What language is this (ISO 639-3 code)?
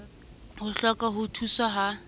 sot